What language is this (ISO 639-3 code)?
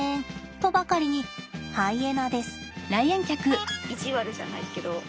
jpn